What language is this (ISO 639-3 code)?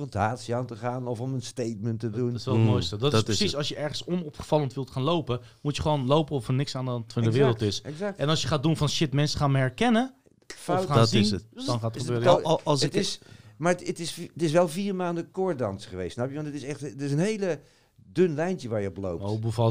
nld